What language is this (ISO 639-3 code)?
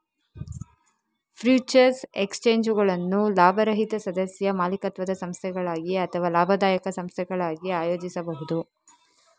kan